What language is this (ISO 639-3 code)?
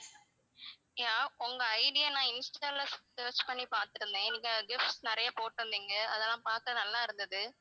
tam